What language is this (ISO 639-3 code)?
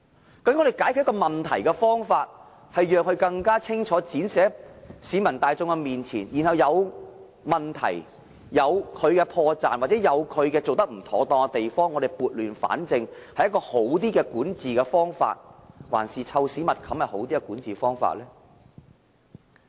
yue